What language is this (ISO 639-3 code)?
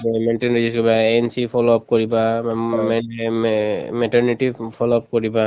asm